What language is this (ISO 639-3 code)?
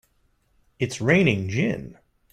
eng